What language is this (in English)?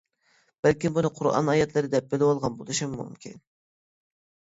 Uyghur